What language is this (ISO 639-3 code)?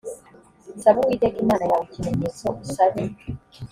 kin